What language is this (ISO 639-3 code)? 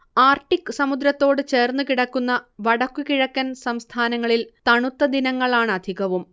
mal